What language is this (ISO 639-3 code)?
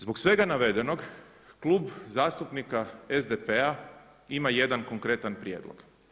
hrv